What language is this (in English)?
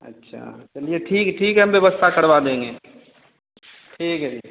Hindi